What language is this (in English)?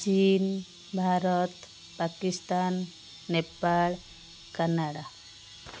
Odia